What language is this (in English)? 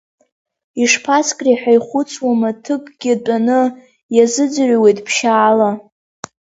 Abkhazian